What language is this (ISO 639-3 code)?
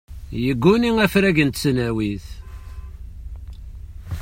kab